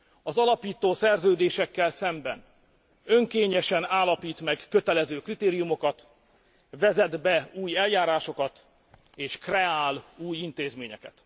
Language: Hungarian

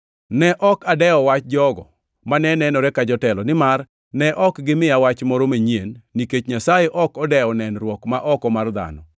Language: Luo (Kenya and Tanzania)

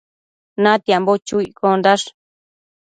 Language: Matsés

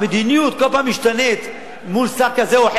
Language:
Hebrew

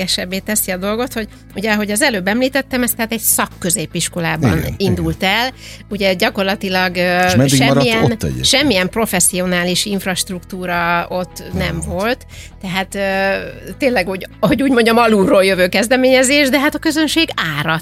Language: Hungarian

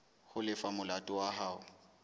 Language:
Southern Sotho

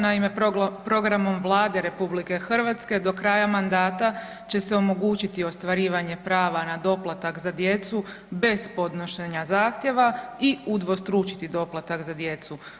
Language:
Croatian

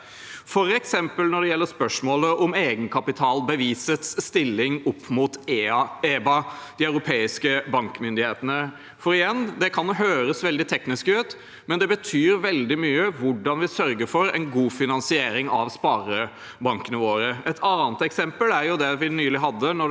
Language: Norwegian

